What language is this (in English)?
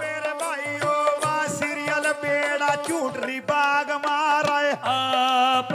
Hindi